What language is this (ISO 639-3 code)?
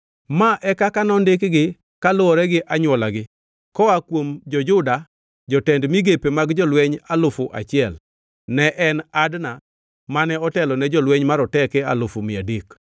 luo